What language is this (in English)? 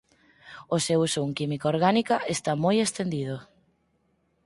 Galician